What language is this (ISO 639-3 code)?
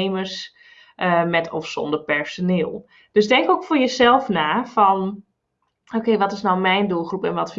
nld